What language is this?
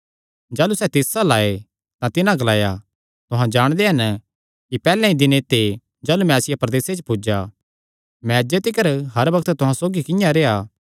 Kangri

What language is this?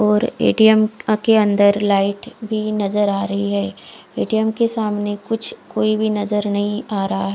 Hindi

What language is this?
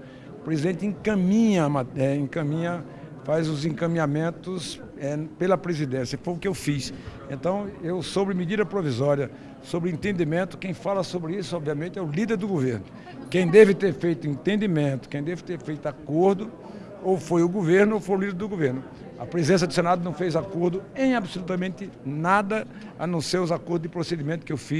Portuguese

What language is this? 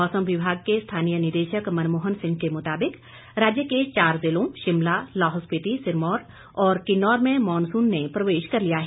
Hindi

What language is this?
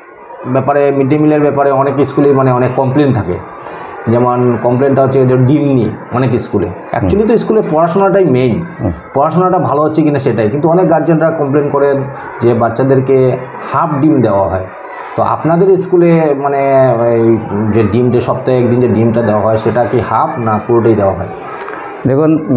Bangla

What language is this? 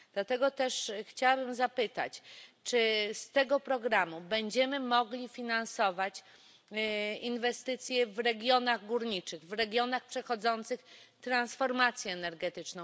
Polish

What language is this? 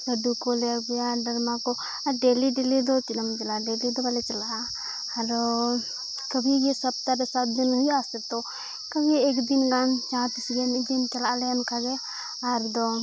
Santali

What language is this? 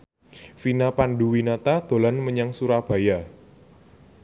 Javanese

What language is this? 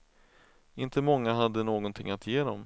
Swedish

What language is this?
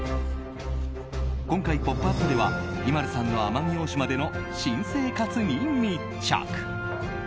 Japanese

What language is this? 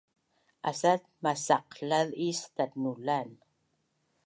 Bunun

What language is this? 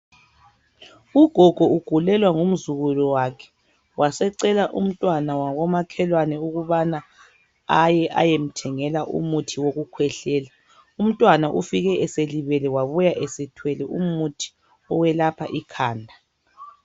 North Ndebele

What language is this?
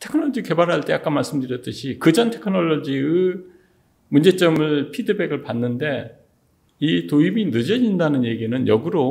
Korean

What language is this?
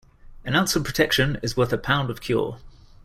English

